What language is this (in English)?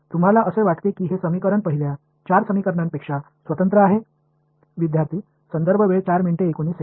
Marathi